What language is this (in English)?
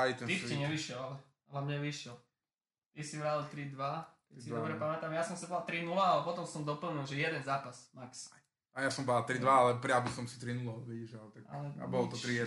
Slovak